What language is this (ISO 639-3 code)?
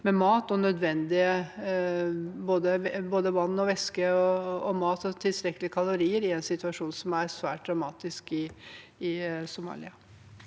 nor